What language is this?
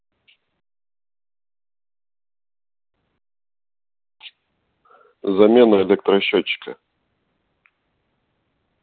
Russian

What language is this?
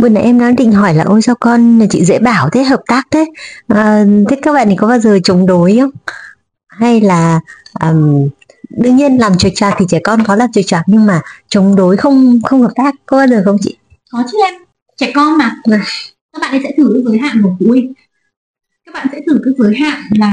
Vietnamese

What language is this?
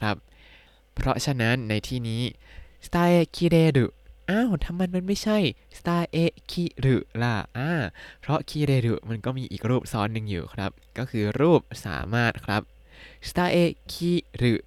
Thai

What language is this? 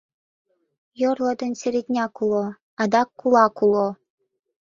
Mari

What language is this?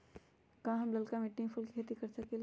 Magahi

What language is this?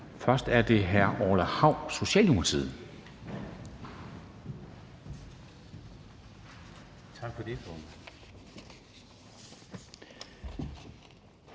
Danish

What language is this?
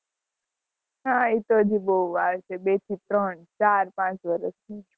Gujarati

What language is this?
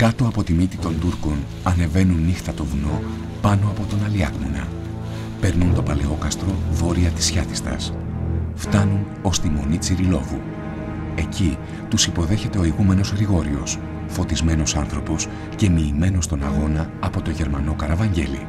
Greek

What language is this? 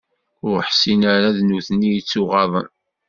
Kabyle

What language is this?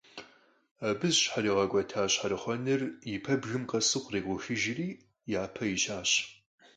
Kabardian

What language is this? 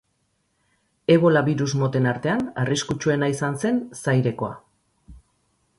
Basque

